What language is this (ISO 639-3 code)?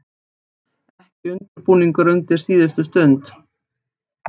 isl